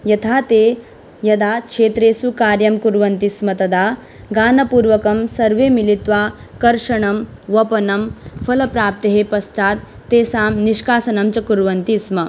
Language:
Sanskrit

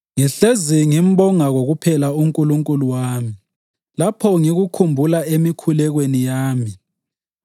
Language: North Ndebele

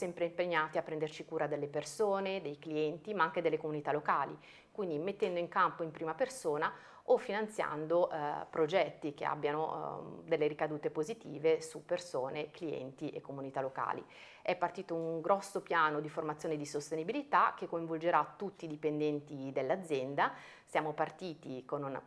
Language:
Italian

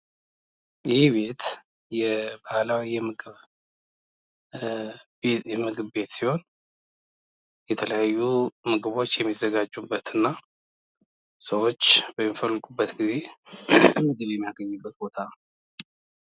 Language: Amharic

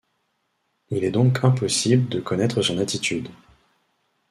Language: French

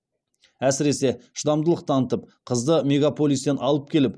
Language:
Kazakh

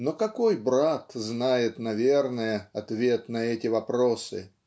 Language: Russian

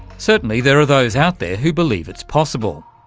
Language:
English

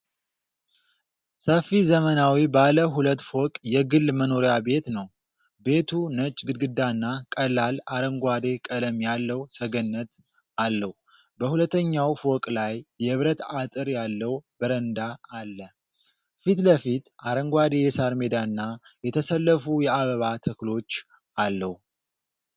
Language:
Amharic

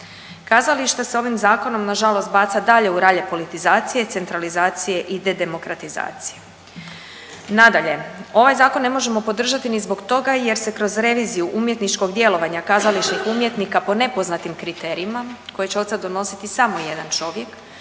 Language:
Croatian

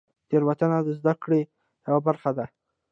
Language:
Pashto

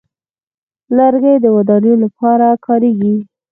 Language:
Pashto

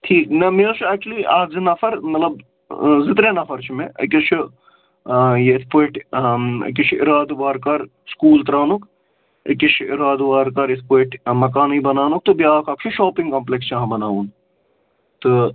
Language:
Kashmiri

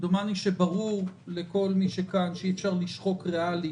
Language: Hebrew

